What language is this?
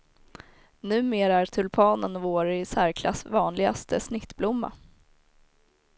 Swedish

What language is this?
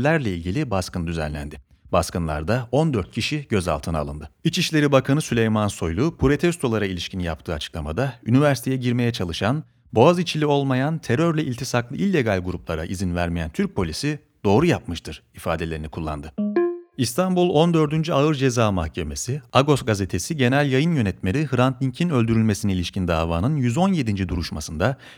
Turkish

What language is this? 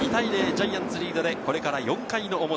Japanese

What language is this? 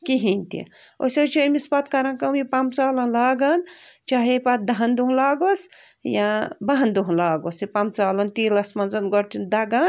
Kashmiri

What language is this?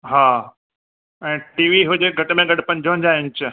Sindhi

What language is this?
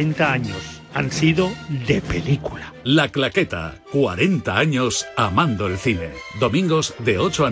Spanish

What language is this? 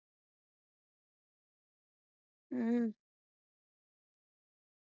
Punjabi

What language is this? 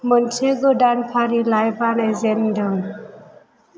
Bodo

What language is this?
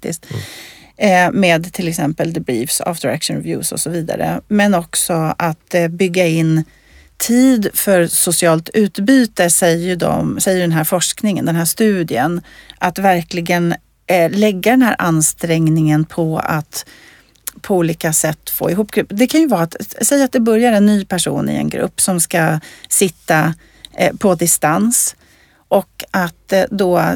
Swedish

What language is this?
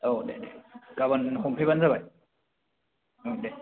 Bodo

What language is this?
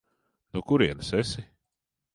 Latvian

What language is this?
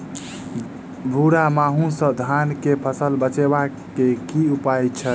Maithili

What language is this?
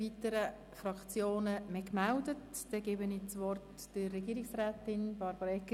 Swiss German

